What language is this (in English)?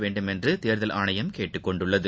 Tamil